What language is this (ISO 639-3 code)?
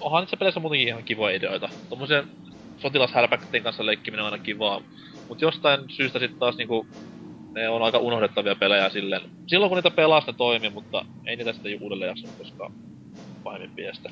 fin